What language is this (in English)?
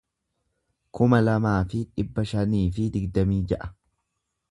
Oromo